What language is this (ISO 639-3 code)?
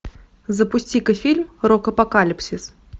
rus